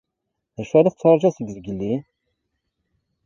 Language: Kabyle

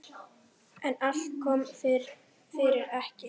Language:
Icelandic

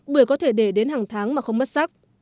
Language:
Vietnamese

